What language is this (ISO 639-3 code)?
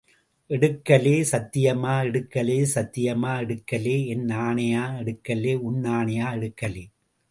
tam